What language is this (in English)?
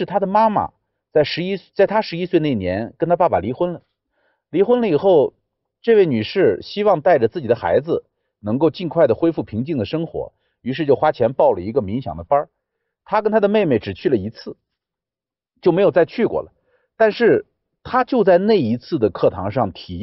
Chinese